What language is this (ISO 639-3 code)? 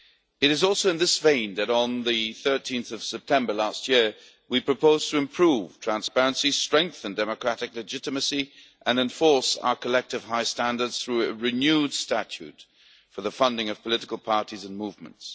eng